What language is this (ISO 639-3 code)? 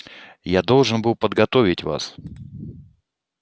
rus